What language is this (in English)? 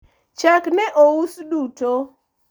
Luo (Kenya and Tanzania)